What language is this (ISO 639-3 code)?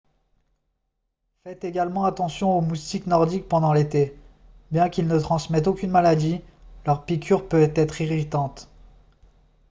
fra